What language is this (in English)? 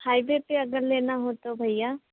Hindi